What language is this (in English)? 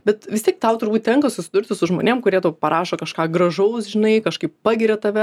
Lithuanian